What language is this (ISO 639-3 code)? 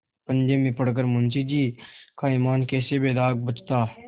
hin